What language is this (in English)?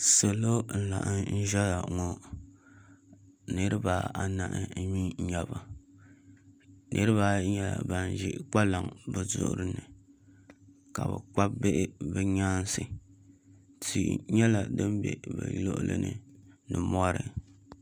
Dagbani